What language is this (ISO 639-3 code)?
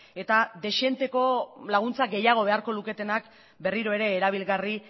eus